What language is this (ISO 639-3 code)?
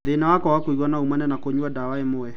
kik